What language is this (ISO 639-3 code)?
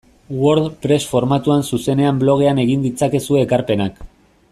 eus